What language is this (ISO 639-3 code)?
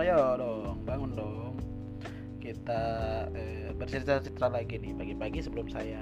ind